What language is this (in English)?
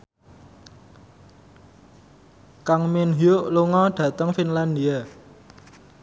Javanese